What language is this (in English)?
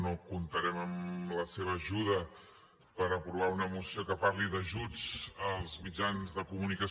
Catalan